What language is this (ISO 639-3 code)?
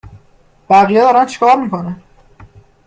fas